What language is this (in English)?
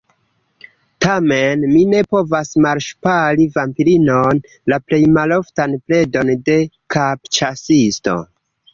Esperanto